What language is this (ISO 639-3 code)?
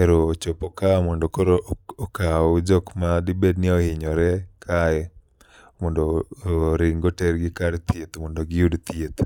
luo